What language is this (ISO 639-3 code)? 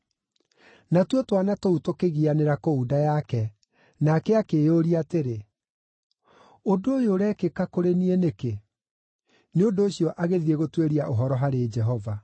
kik